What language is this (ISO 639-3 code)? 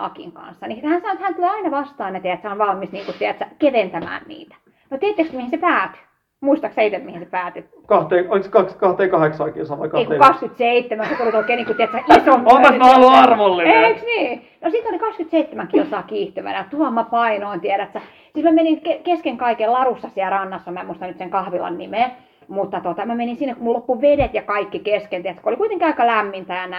fin